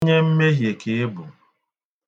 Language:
Igbo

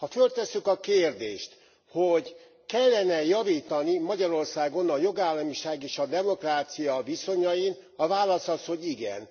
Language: Hungarian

